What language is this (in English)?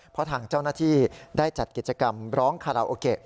Thai